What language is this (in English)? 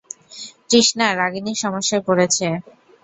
Bangla